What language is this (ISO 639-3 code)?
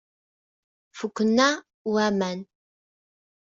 kab